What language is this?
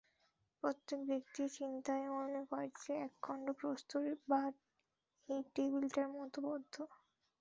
Bangla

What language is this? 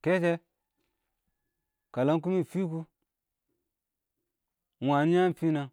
Awak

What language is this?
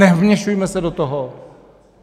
Czech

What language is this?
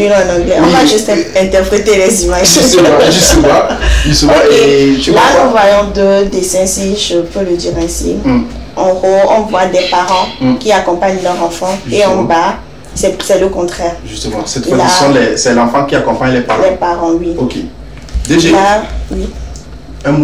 French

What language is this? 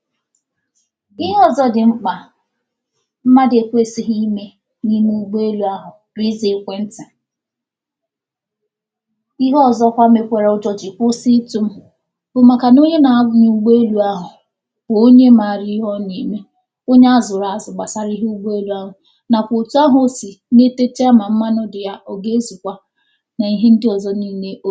Igbo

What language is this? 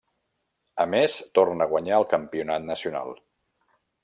Catalan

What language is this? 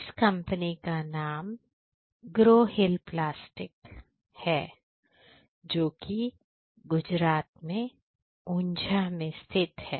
Hindi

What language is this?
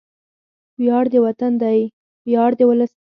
Pashto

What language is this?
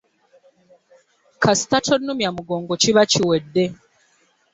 Ganda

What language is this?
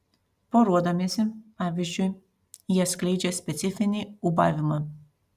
Lithuanian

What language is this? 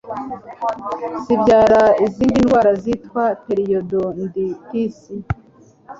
Kinyarwanda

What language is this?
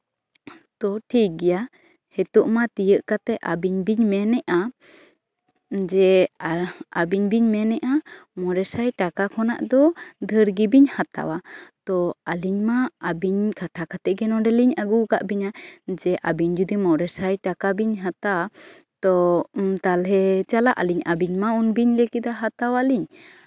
Santali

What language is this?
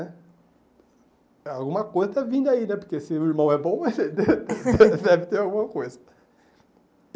Portuguese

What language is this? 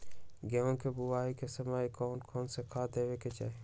Magahi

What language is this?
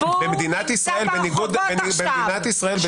Hebrew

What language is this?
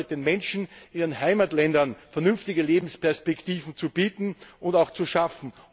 German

